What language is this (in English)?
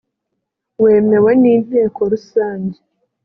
Kinyarwanda